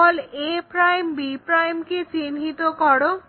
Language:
Bangla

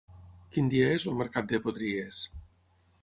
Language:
Catalan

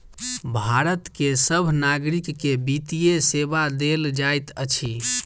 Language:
Maithili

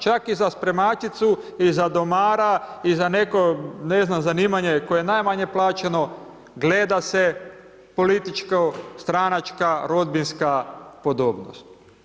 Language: Croatian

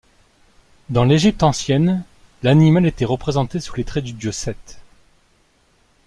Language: French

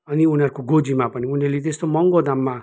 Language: Nepali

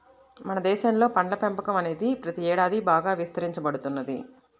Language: Telugu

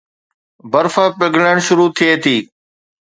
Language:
Sindhi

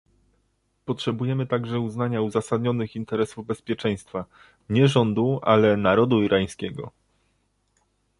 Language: Polish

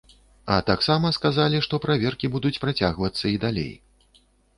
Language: Belarusian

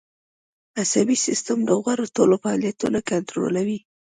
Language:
Pashto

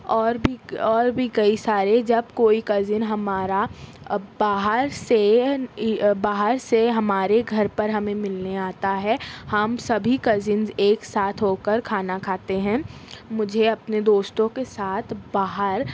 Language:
Urdu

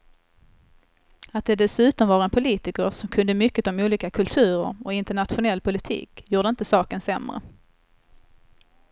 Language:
Swedish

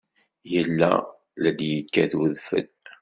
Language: Kabyle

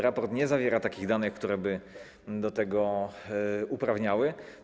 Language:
Polish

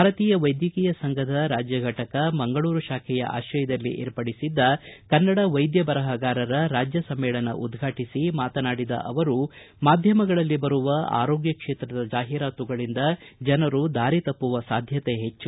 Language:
Kannada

